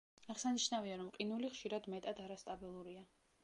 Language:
Georgian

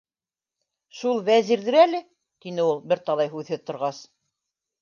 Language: Bashkir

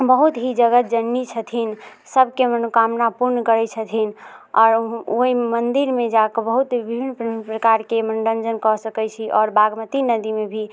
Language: Maithili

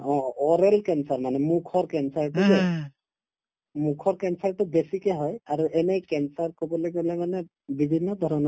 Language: Assamese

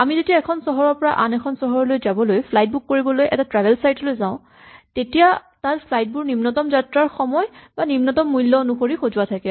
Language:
Assamese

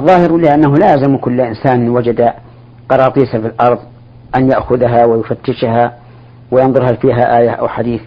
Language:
Arabic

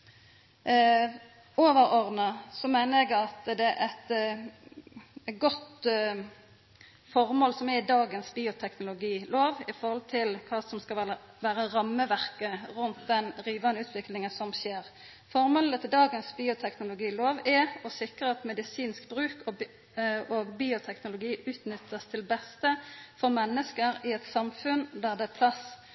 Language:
Norwegian Nynorsk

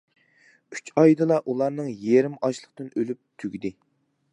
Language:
Uyghur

